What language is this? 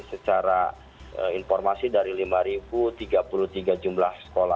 Indonesian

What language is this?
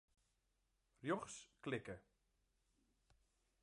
Western Frisian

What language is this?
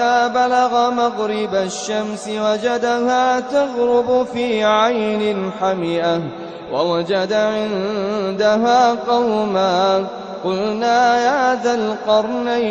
Arabic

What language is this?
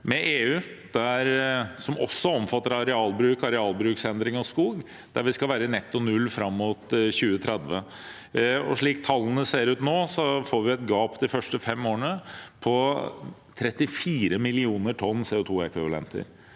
Norwegian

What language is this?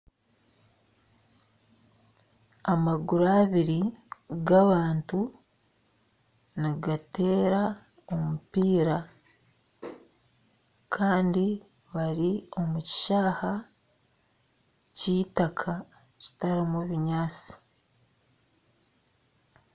Nyankole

